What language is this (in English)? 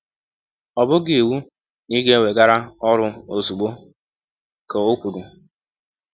Igbo